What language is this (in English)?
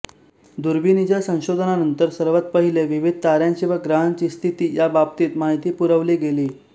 Marathi